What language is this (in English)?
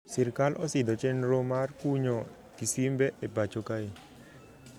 Luo (Kenya and Tanzania)